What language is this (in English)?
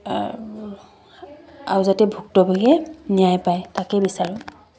Assamese